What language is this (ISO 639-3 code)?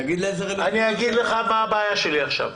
heb